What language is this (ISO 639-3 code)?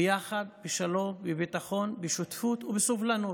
heb